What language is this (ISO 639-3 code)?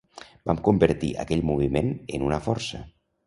cat